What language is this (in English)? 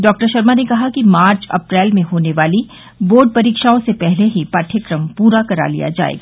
Hindi